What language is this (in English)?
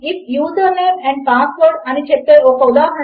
Telugu